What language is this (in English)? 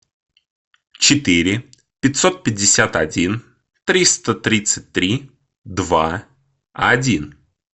Russian